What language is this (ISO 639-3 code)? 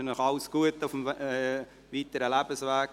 gsw